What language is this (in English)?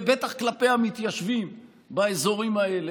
Hebrew